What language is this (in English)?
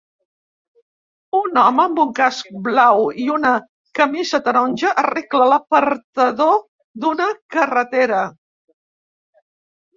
Catalan